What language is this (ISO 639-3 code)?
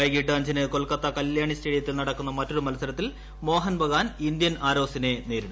mal